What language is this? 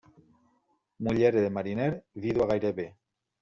Catalan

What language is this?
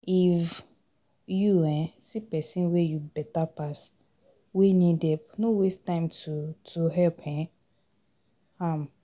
Nigerian Pidgin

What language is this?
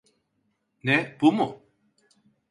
Turkish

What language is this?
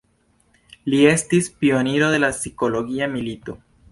Esperanto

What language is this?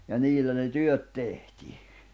Finnish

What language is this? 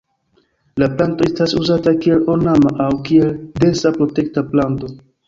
Esperanto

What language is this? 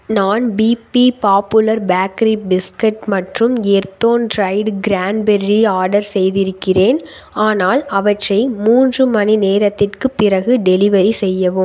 Tamil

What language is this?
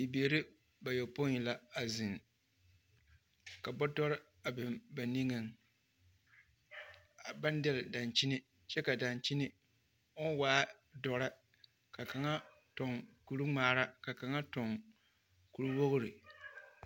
Southern Dagaare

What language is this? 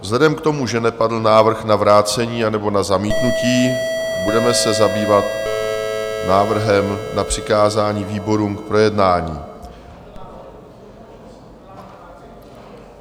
Czech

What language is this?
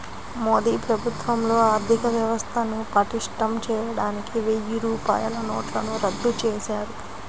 Telugu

